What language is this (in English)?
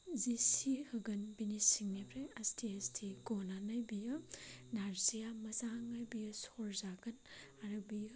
Bodo